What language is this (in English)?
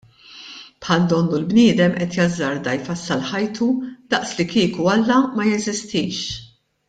Maltese